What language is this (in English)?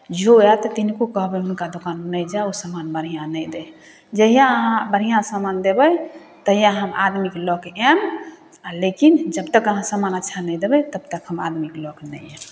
Maithili